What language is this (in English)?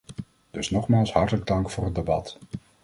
Dutch